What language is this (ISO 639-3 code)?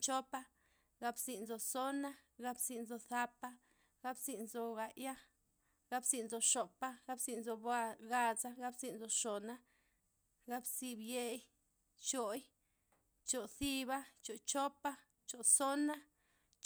ztp